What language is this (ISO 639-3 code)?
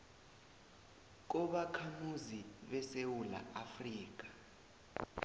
nbl